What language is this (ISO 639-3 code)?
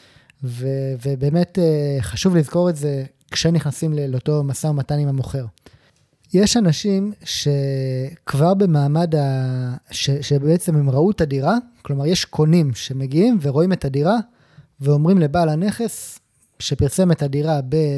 heb